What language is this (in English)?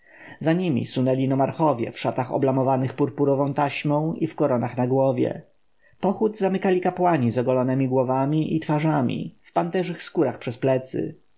Polish